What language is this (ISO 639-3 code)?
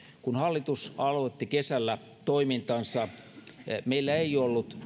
fin